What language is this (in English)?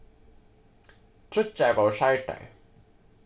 Faroese